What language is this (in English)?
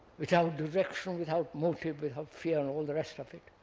English